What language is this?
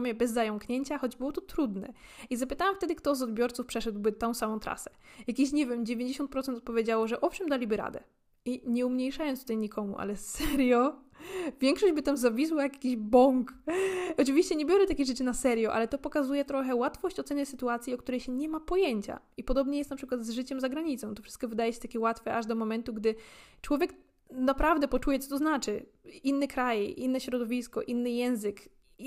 Polish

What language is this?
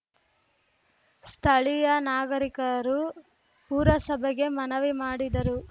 Kannada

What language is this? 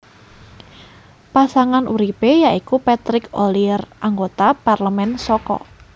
Javanese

